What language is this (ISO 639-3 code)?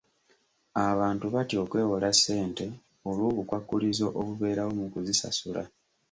lug